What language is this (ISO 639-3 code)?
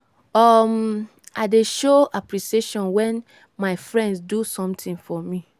pcm